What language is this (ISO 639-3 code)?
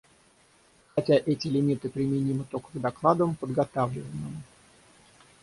rus